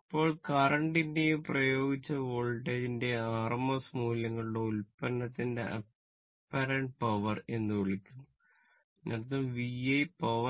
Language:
Malayalam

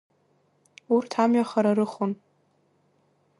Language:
Abkhazian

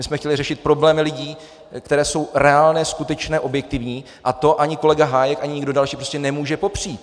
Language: Czech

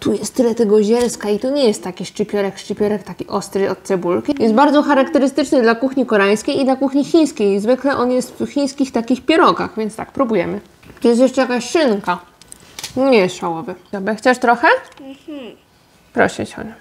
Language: Polish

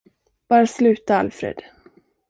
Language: Swedish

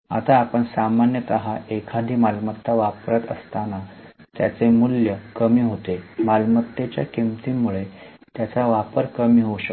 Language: Marathi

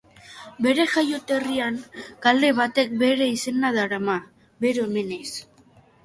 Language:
Basque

